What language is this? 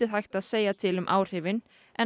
Icelandic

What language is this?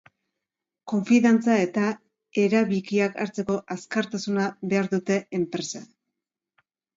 Basque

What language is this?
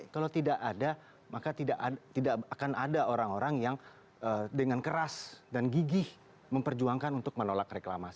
Indonesian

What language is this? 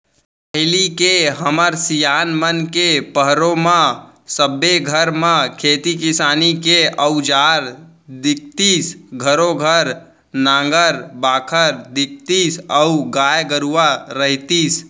Chhattisgarhi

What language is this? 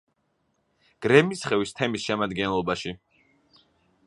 Georgian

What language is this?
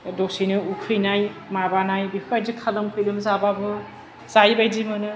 Bodo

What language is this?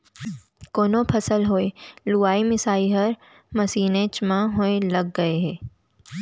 Chhattisgarhi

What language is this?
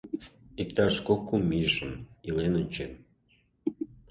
Mari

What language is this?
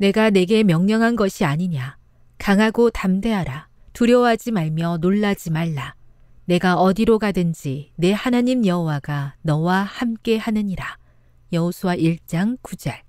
Korean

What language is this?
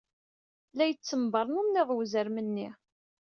Kabyle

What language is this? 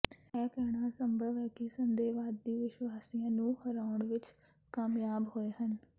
Punjabi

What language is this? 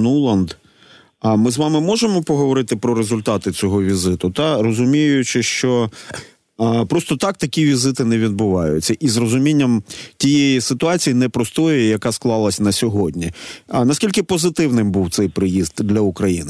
Ukrainian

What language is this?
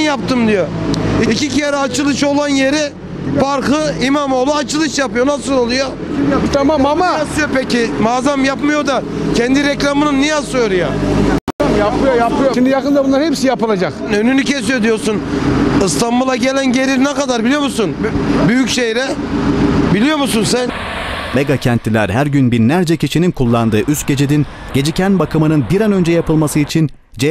Turkish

